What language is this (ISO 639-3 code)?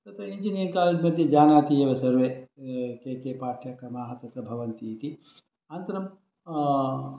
san